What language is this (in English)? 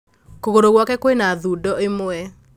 Kikuyu